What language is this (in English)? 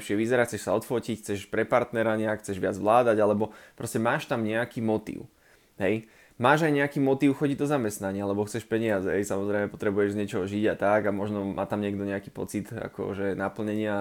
Slovak